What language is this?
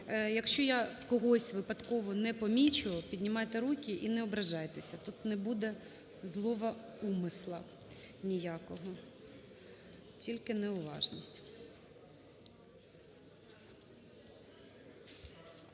Ukrainian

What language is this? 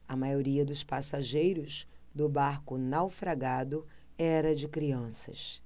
Portuguese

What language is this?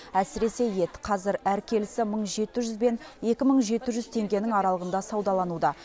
Kazakh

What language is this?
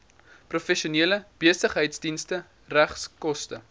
Afrikaans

